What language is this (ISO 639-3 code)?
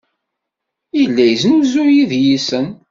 kab